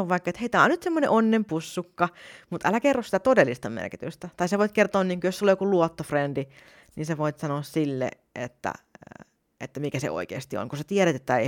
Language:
Finnish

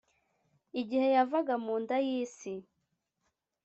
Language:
Kinyarwanda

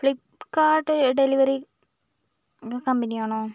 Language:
Malayalam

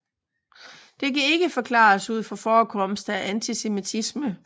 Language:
Danish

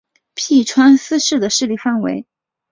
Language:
Chinese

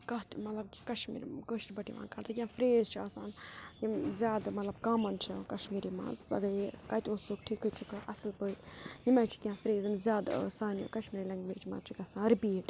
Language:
Kashmiri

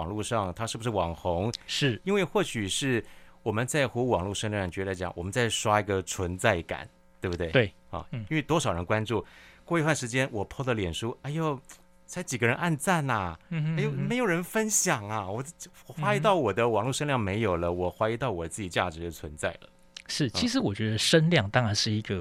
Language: Chinese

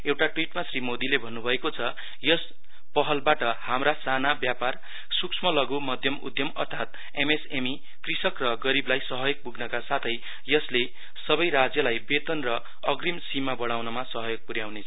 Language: Nepali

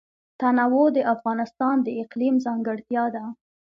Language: Pashto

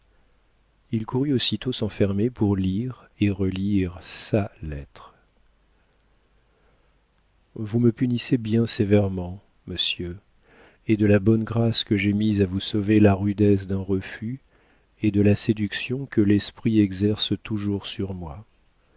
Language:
French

